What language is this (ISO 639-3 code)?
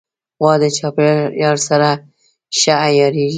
pus